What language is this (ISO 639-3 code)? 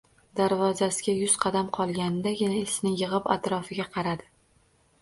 uzb